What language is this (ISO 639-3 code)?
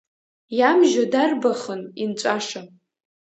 abk